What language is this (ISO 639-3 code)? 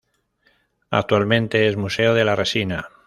spa